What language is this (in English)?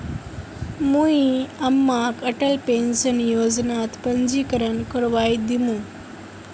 Magahi